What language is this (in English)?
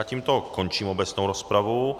Czech